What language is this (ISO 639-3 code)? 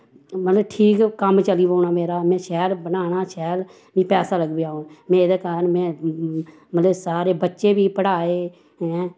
doi